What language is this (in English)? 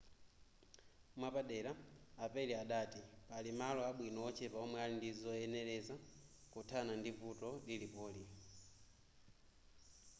Nyanja